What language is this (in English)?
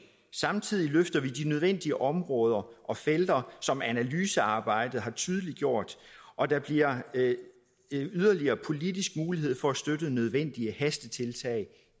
Danish